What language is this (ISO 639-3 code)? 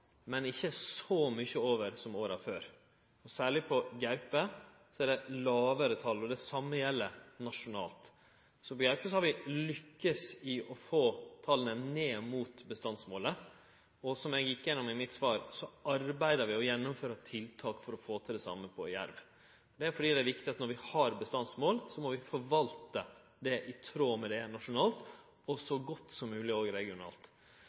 nno